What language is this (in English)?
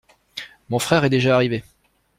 French